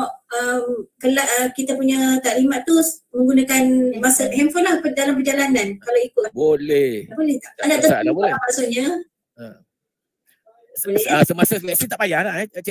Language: Malay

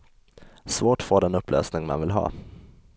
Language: Swedish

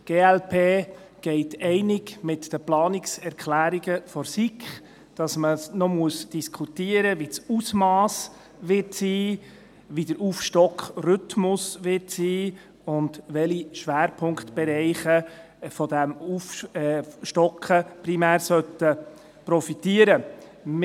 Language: Swiss German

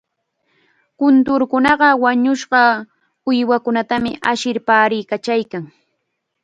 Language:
Chiquián Ancash Quechua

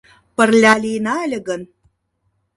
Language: Mari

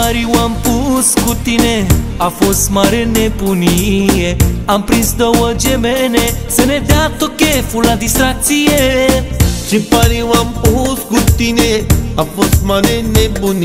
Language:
Romanian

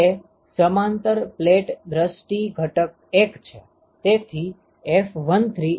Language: Gujarati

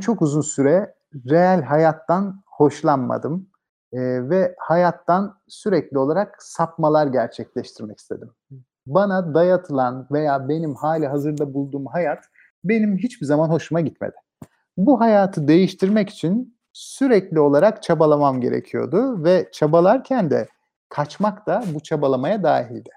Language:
Turkish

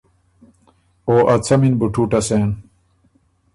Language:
Ormuri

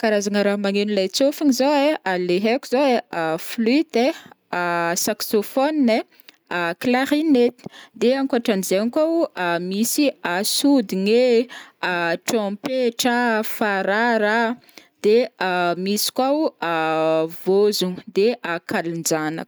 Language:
Northern Betsimisaraka Malagasy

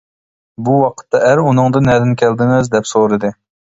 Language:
Uyghur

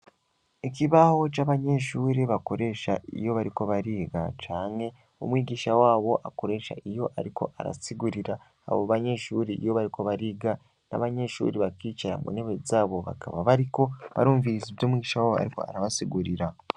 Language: Rundi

